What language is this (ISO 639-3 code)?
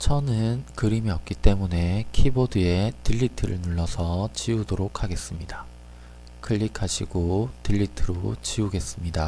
kor